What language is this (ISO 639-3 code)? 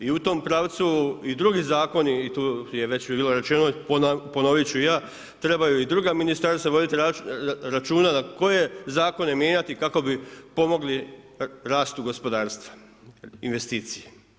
hrv